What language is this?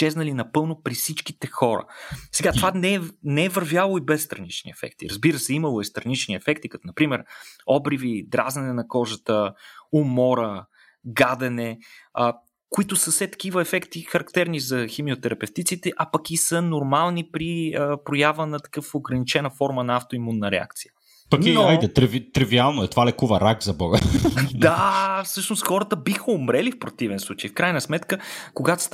Bulgarian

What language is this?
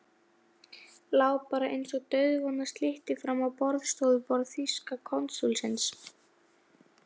Icelandic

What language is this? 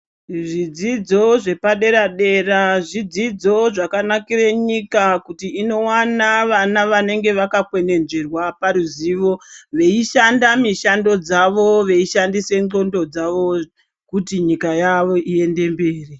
Ndau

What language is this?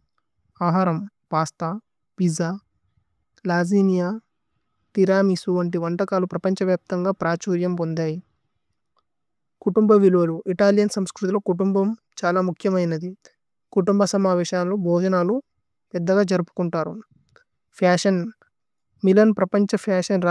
Tulu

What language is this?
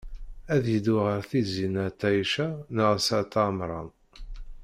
Kabyle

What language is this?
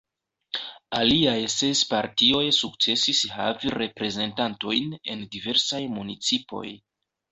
Esperanto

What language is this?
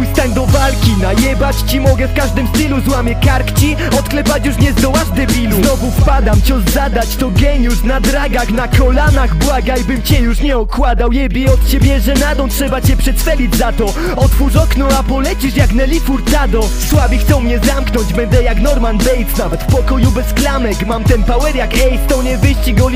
Polish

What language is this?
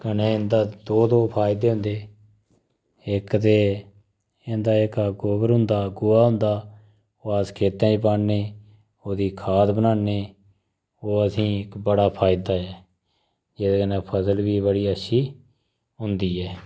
Dogri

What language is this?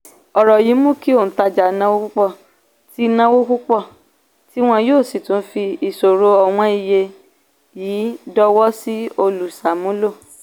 Yoruba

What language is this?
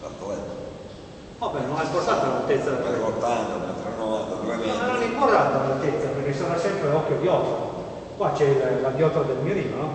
Italian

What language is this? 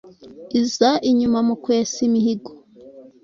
Kinyarwanda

